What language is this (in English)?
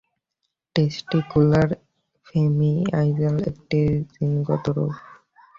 Bangla